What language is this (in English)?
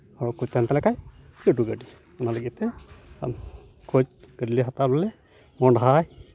Santali